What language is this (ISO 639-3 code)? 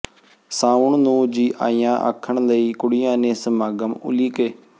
pan